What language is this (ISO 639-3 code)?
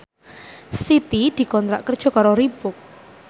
jav